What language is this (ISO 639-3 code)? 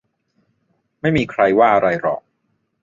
tha